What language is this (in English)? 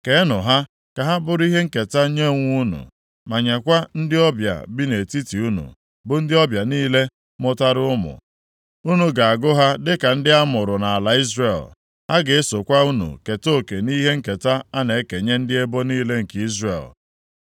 Igbo